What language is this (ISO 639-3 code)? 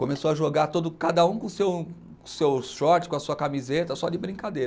por